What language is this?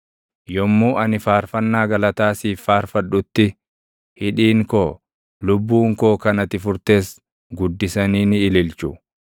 Oromo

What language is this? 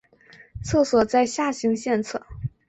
Chinese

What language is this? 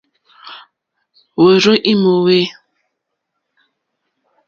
Mokpwe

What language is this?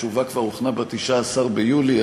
Hebrew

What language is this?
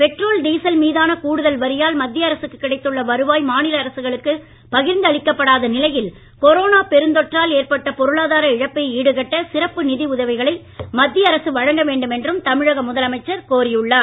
Tamil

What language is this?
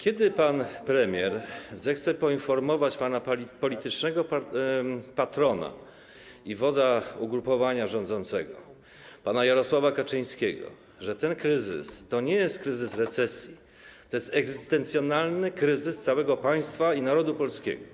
Polish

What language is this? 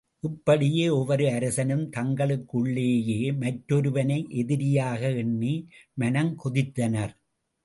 Tamil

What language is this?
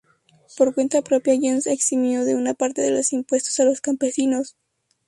Spanish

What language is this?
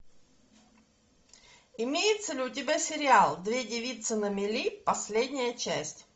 Russian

